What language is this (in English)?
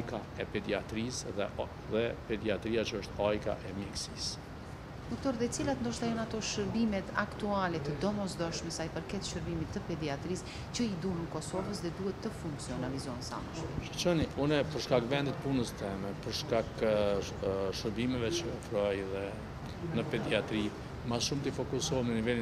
Romanian